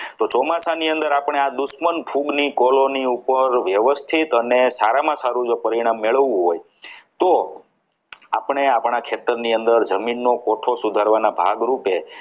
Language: Gujarati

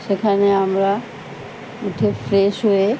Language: Bangla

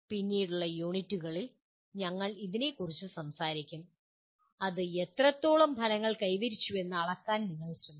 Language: Malayalam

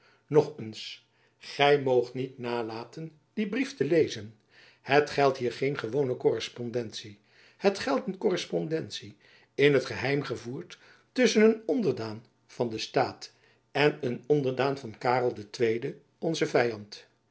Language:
Dutch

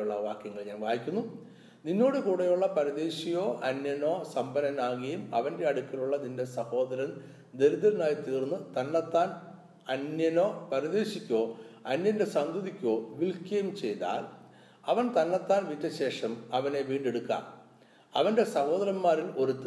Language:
Malayalam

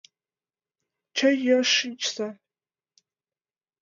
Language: Mari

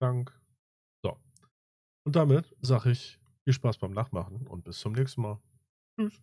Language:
German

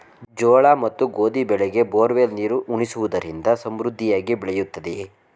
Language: Kannada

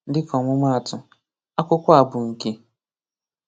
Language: Igbo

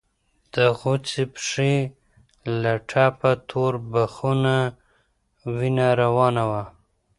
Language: Pashto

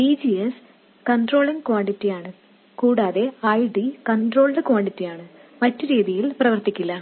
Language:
Malayalam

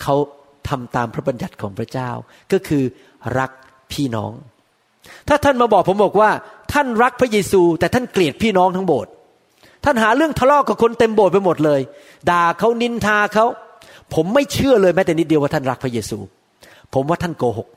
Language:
Thai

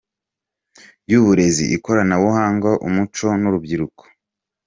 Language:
Kinyarwanda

